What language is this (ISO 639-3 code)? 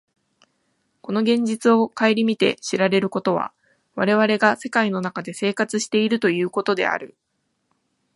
jpn